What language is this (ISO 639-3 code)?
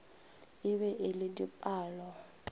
nso